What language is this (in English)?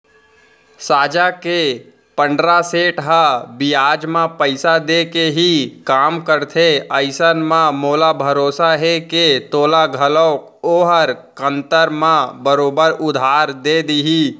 Chhattisgarhi